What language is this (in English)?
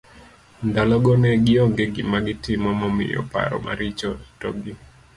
Luo (Kenya and Tanzania)